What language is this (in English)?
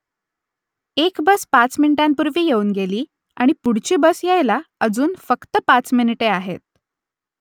Marathi